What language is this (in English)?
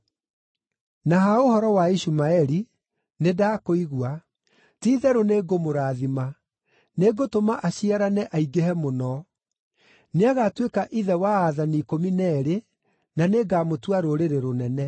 Kikuyu